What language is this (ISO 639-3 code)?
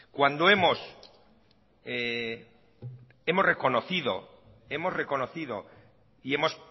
spa